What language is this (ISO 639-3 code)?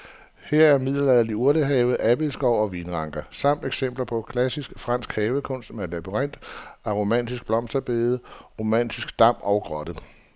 dan